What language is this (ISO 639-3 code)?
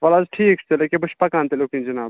kas